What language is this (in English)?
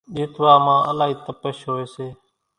Kachi Koli